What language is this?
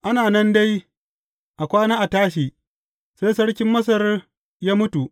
Hausa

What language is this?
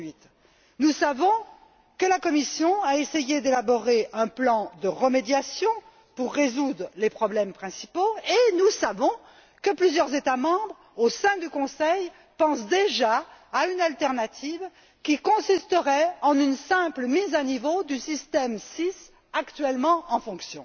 French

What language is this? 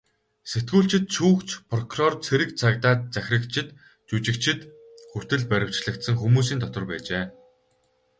Mongolian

